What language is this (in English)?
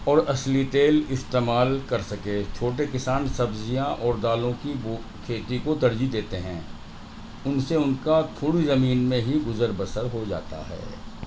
Urdu